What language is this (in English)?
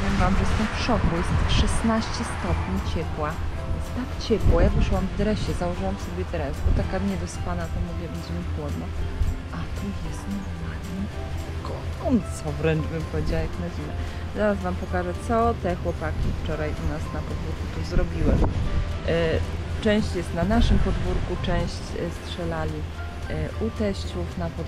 Polish